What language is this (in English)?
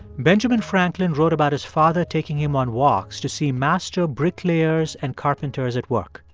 English